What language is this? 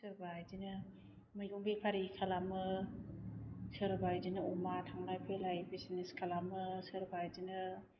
Bodo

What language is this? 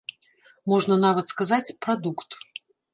Belarusian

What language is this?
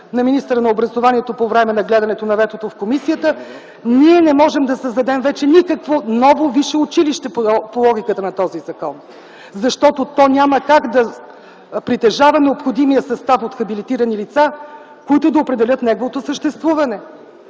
Bulgarian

